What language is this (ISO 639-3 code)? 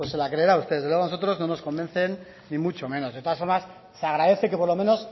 spa